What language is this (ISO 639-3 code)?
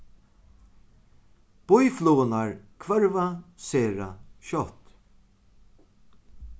fao